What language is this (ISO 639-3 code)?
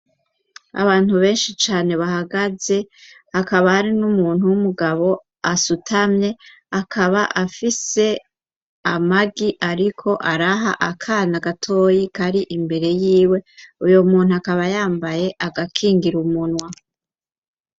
run